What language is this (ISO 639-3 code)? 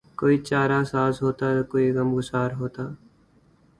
urd